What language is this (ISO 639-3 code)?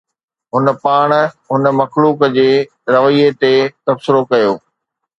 snd